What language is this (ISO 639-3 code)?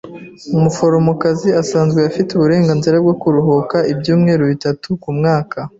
kin